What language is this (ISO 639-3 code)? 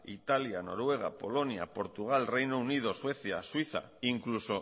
spa